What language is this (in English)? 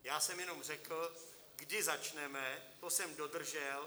Czech